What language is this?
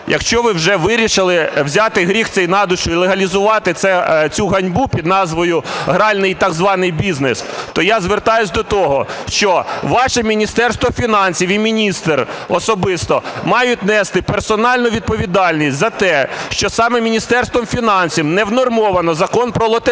Ukrainian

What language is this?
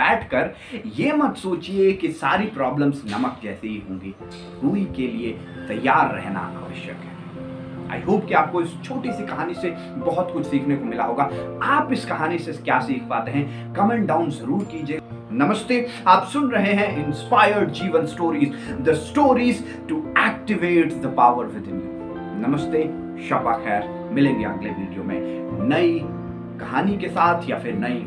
Hindi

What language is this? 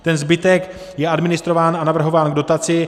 Czech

